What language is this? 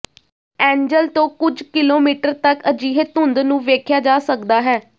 Punjabi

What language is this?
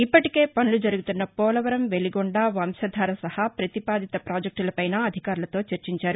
Telugu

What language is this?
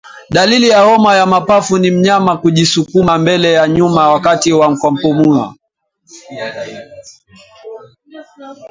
Swahili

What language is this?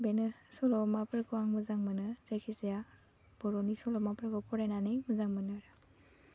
Bodo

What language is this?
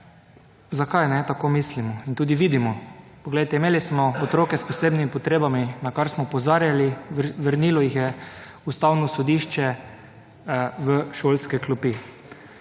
Slovenian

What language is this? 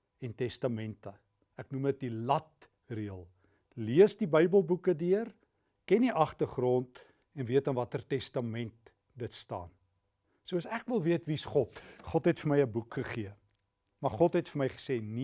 Dutch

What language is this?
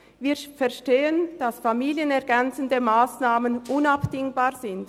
Swiss German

